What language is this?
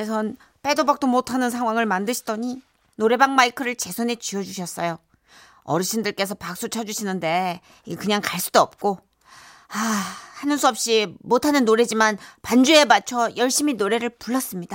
Korean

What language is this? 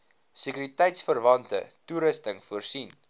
Afrikaans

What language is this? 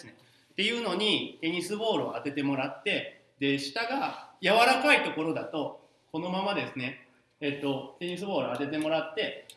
Japanese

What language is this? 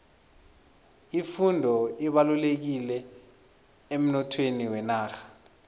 South Ndebele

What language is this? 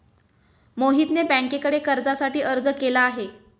Marathi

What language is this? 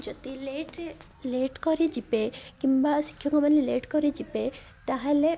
Odia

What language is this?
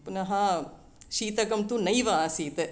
Sanskrit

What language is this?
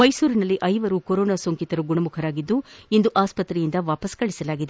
Kannada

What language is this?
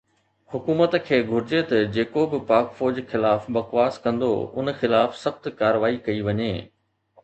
Sindhi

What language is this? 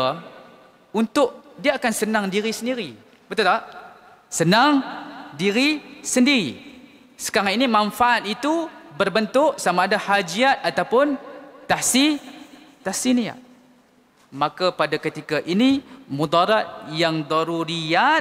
Malay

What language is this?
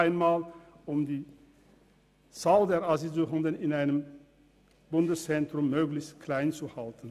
Swiss German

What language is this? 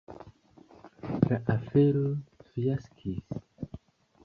Esperanto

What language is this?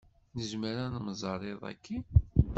Kabyle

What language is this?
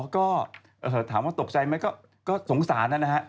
Thai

